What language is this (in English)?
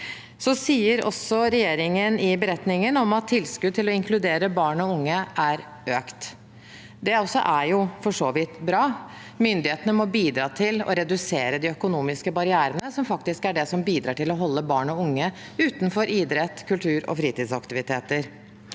Norwegian